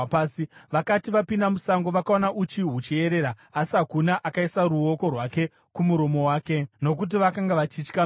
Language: Shona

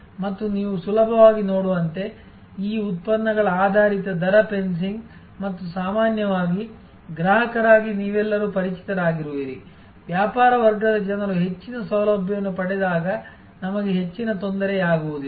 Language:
Kannada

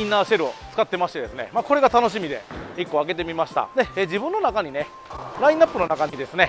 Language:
Japanese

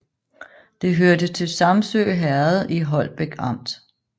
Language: Danish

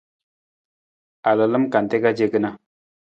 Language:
Nawdm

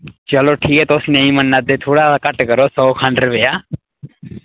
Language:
Dogri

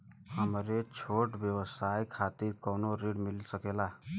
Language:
Bhojpuri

